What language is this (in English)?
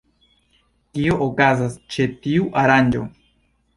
Esperanto